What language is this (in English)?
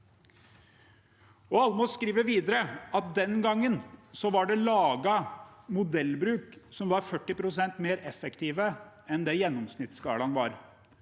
Norwegian